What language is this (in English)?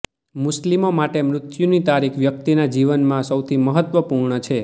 Gujarati